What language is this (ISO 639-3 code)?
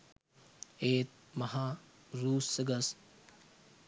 sin